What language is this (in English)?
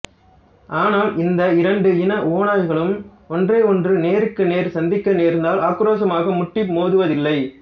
Tamil